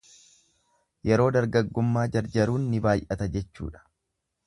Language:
Oromo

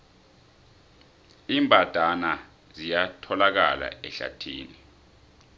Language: South Ndebele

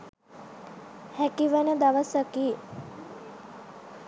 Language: Sinhala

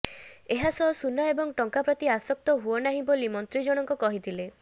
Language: Odia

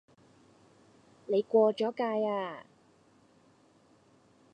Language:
Cantonese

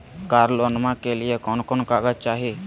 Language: Magahi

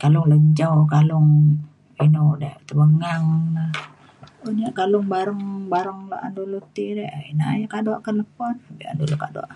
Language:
Mainstream Kenyah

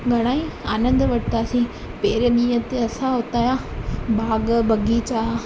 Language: Sindhi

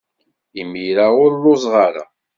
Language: Kabyle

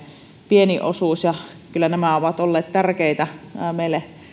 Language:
Finnish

